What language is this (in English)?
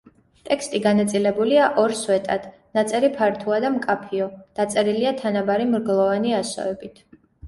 Georgian